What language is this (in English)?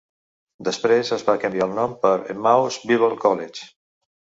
Catalan